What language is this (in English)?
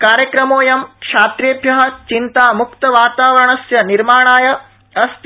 Sanskrit